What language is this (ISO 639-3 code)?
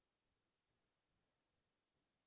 asm